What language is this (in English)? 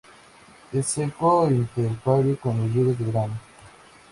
Spanish